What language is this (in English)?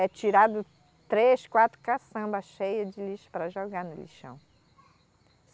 Portuguese